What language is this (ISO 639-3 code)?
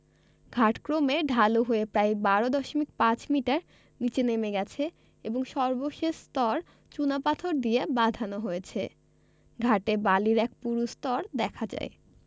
ben